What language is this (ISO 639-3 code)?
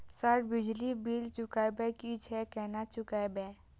mai